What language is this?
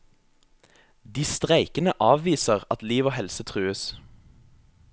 Norwegian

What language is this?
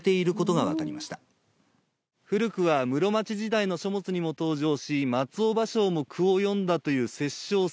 Japanese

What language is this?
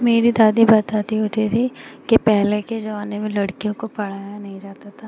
Hindi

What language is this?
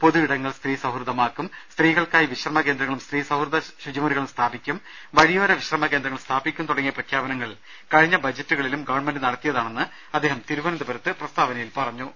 Malayalam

